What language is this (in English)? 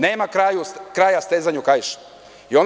Serbian